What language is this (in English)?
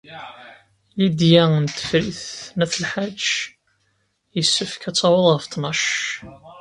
Kabyle